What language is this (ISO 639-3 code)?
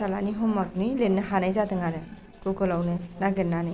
brx